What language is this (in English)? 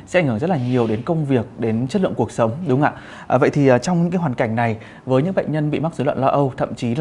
Vietnamese